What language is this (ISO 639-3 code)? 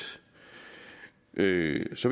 dan